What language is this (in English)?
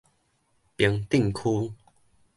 Min Nan Chinese